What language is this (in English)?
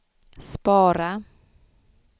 Swedish